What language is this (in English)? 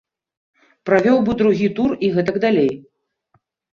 Belarusian